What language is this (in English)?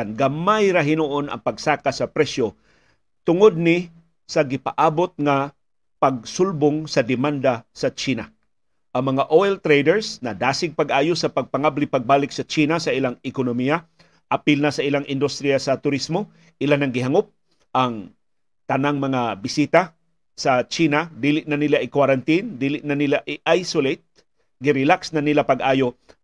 Filipino